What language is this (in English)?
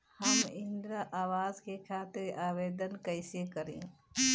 Bhojpuri